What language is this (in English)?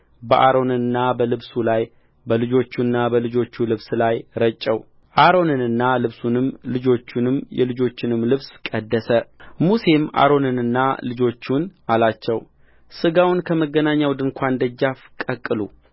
Amharic